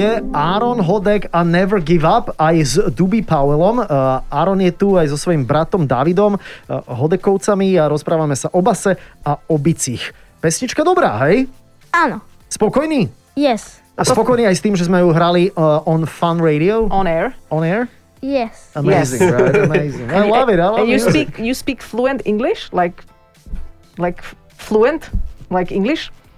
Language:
Slovak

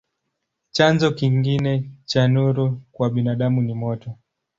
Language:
Swahili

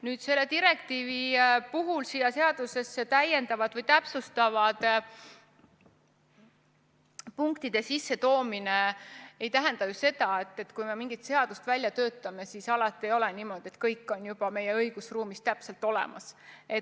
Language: Estonian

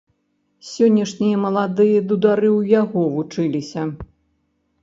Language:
Belarusian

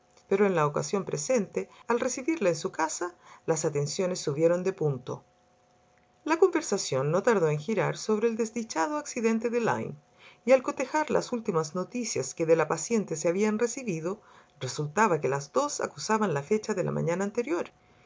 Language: Spanish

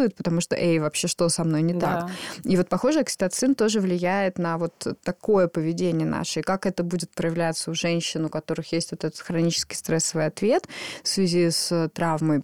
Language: Russian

